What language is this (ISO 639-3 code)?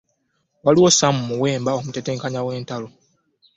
lug